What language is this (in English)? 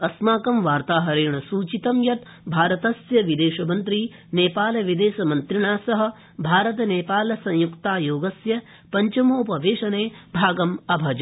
Sanskrit